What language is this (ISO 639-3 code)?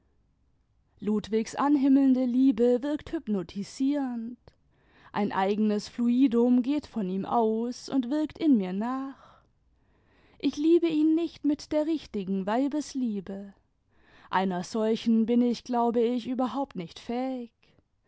deu